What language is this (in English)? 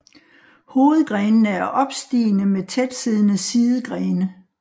Danish